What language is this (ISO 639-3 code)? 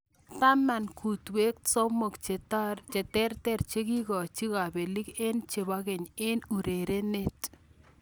kln